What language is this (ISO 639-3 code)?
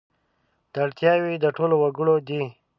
pus